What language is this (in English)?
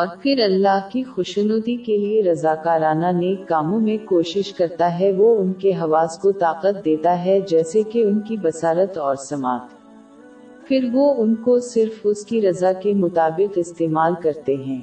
Urdu